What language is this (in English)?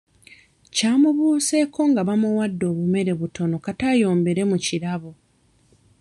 Ganda